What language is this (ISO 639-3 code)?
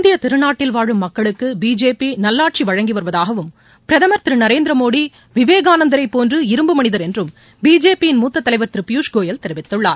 tam